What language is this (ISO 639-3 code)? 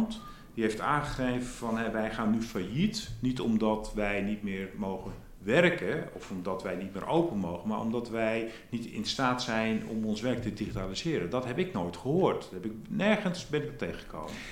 nld